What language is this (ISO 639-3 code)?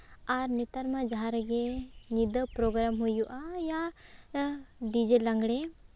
sat